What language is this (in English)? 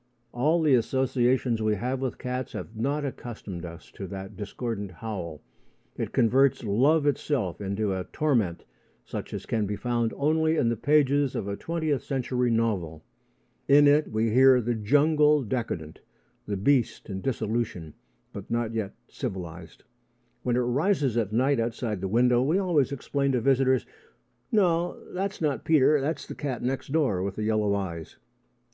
English